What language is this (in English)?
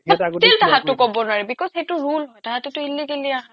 Assamese